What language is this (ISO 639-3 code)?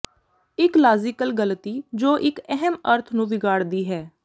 pan